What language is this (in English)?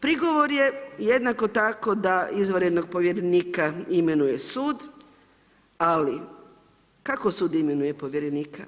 Croatian